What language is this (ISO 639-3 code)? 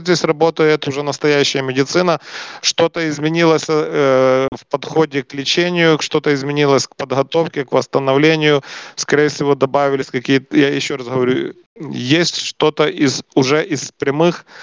rus